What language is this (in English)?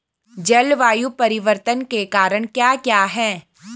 Hindi